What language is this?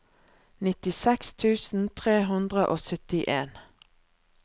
Norwegian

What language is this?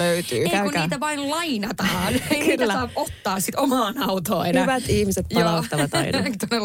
Finnish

